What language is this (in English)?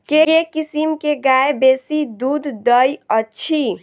Maithili